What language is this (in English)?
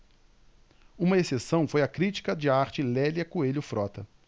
Portuguese